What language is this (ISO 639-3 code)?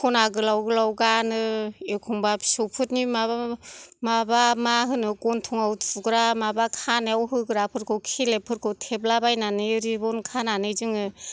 brx